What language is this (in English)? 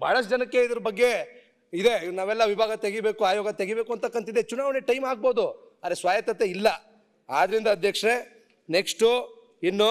Kannada